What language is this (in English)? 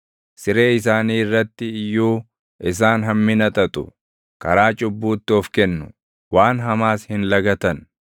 Oromo